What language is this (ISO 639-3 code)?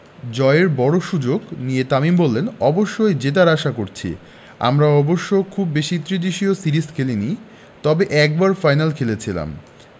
ben